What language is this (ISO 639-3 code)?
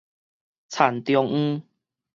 nan